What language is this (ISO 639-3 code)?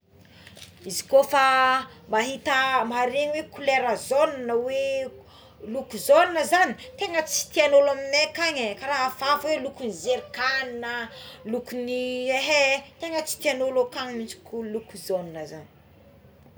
xmw